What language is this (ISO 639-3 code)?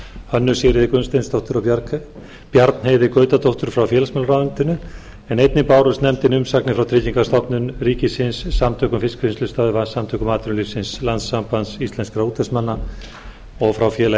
isl